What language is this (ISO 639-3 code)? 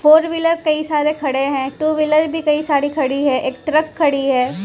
hin